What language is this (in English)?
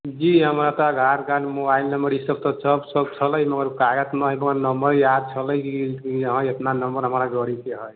Maithili